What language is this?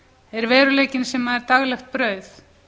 Icelandic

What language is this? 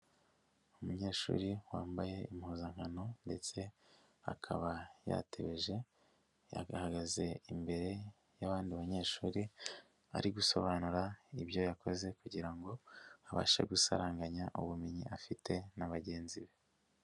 Kinyarwanda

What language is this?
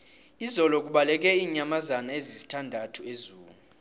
South Ndebele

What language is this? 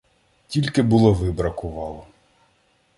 Ukrainian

